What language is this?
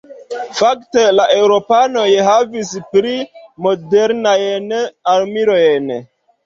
Esperanto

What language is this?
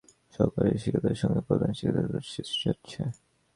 Bangla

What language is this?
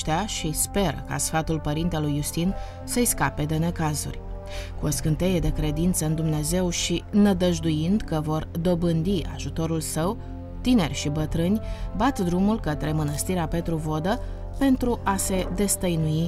Romanian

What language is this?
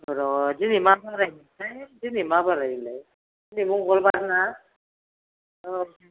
Bodo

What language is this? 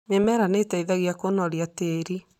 Kikuyu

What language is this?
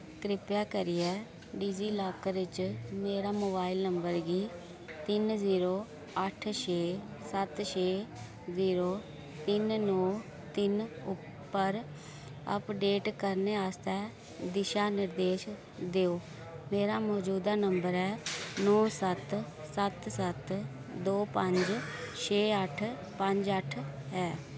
Dogri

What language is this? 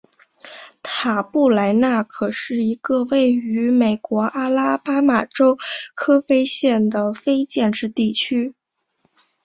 Chinese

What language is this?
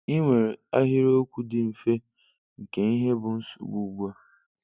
Igbo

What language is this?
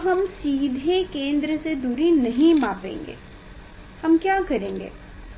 Hindi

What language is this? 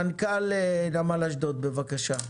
Hebrew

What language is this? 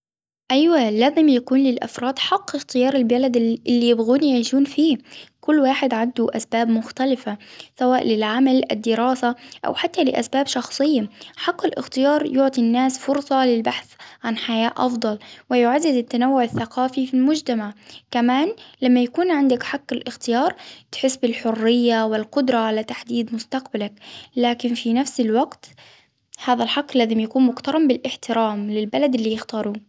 Hijazi Arabic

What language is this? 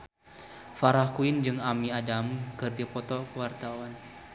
Sundanese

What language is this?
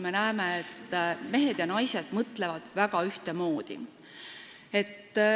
Estonian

